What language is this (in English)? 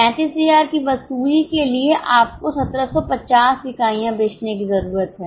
Hindi